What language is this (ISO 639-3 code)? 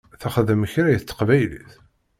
kab